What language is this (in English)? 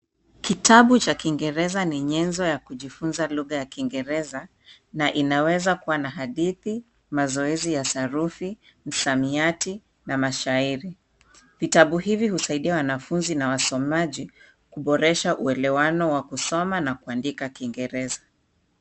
Swahili